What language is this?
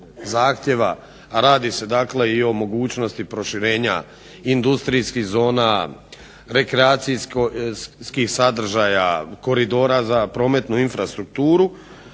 Croatian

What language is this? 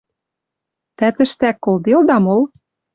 Western Mari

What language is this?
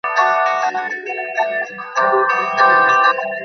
Bangla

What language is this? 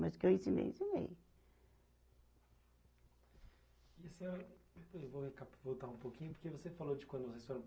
Portuguese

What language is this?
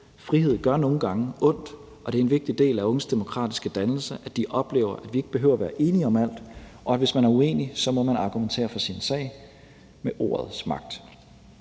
Danish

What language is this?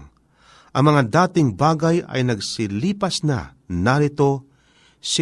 Filipino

